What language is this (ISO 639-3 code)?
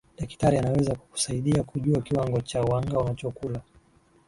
swa